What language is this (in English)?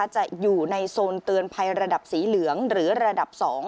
Thai